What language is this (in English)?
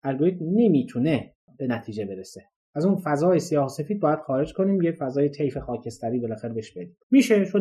Persian